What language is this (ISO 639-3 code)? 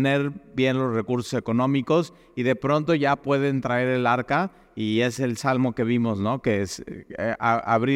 spa